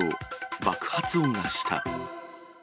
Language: Japanese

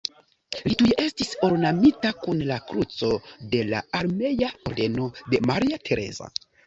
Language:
Esperanto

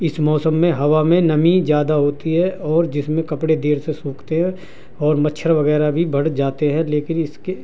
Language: Urdu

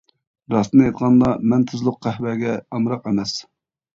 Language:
Uyghur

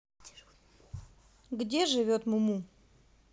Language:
Russian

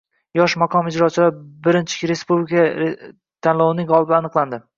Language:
Uzbek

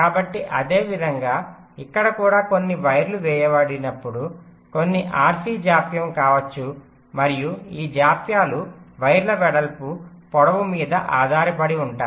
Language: Telugu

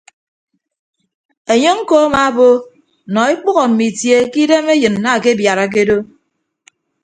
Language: Ibibio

